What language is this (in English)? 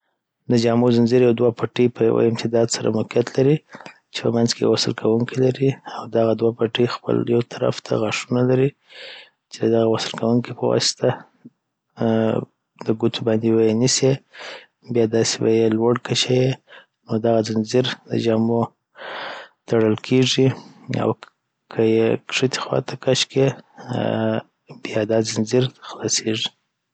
Southern Pashto